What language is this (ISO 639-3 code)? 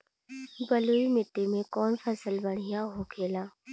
bho